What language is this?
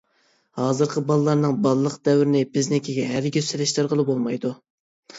Uyghur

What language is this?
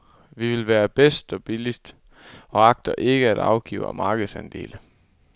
Danish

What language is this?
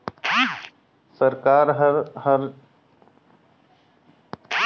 Chhattisgarhi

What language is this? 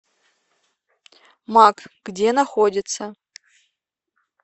Russian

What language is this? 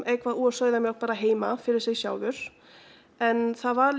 Icelandic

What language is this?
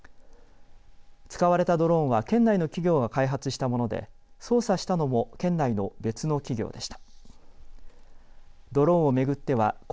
Japanese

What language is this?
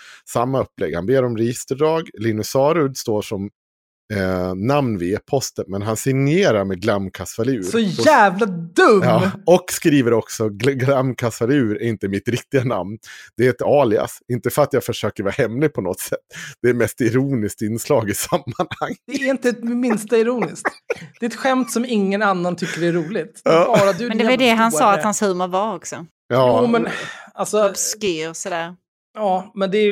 Swedish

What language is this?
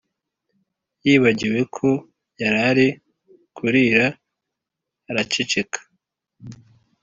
Kinyarwanda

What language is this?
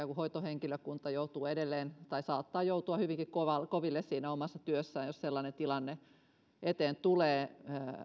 Finnish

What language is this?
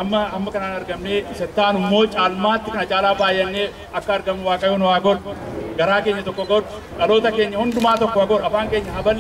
Indonesian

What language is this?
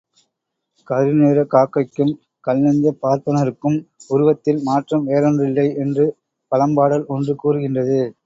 Tamil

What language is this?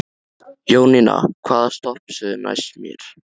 Icelandic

